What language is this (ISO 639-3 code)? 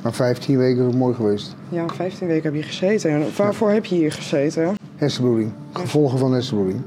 nld